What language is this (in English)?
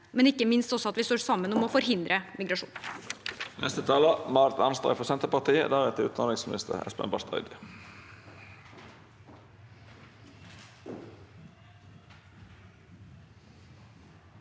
Norwegian